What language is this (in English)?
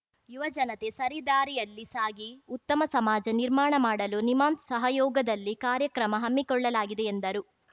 Kannada